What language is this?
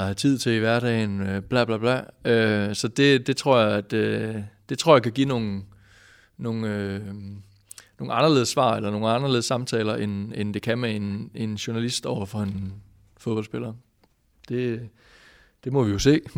Danish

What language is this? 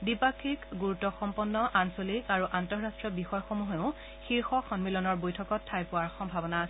Assamese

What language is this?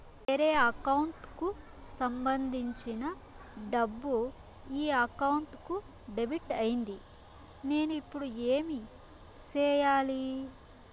Telugu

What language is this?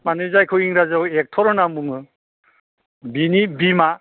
Bodo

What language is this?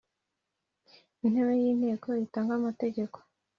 Kinyarwanda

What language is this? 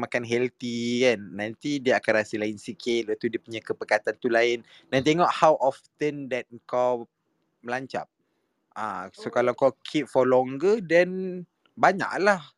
Malay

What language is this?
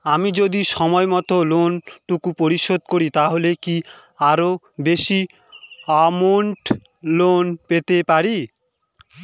Bangla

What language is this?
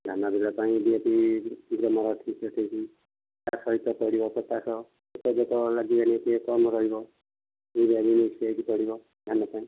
Odia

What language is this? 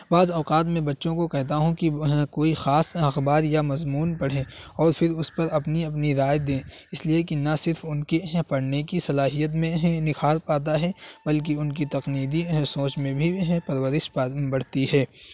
Urdu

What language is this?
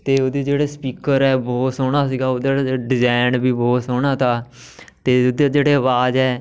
Punjabi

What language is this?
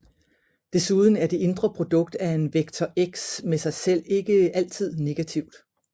Danish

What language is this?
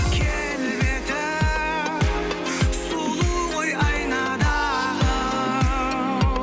Kazakh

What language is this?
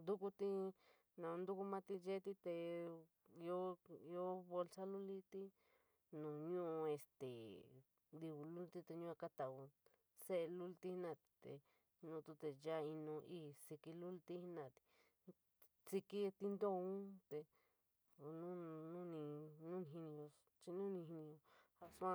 San Miguel El Grande Mixtec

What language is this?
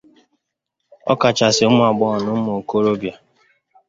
Igbo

